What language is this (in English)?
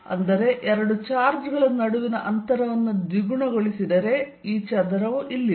Kannada